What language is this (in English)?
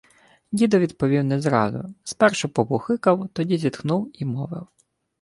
Ukrainian